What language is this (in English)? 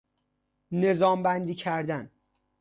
Persian